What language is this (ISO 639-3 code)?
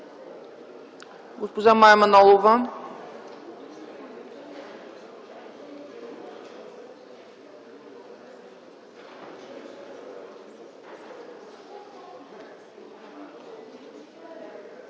bul